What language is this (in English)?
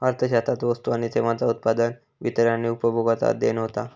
Marathi